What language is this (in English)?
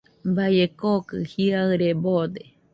Nüpode Huitoto